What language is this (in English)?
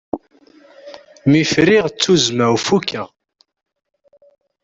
Kabyle